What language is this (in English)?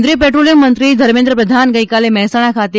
Gujarati